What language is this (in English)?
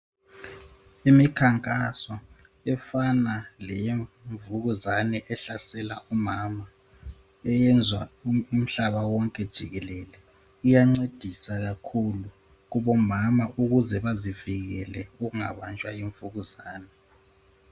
North Ndebele